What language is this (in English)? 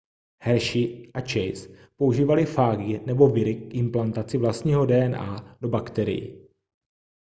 Czech